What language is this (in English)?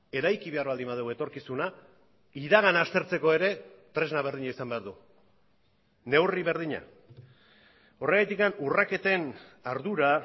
Basque